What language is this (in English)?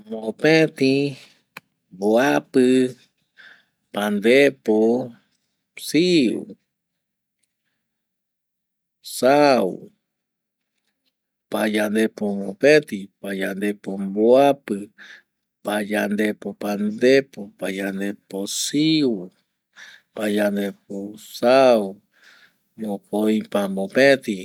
Eastern Bolivian Guaraní